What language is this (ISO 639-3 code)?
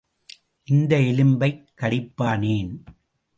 tam